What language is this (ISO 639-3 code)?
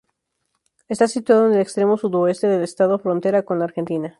spa